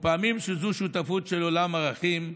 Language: Hebrew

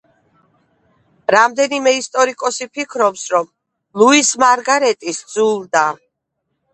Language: Georgian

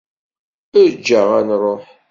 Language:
Kabyle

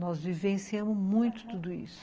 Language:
Portuguese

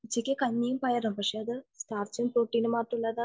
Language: Malayalam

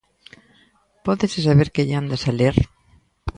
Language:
Galician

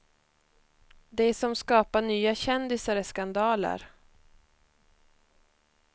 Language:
Swedish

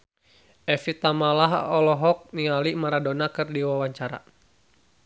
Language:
Sundanese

